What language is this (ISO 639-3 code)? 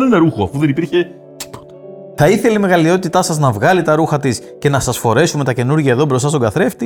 ell